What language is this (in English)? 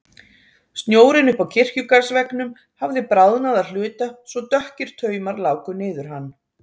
Icelandic